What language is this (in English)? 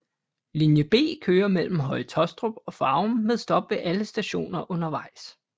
Danish